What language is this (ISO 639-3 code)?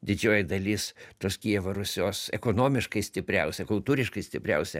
lit